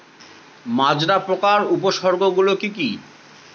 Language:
Bangla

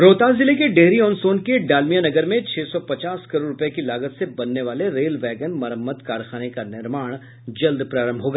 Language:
Hindi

